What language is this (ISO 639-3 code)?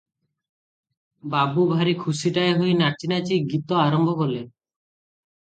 ori